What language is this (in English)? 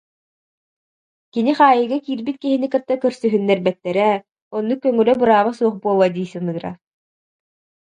Yakut